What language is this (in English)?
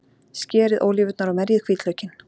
Icelandic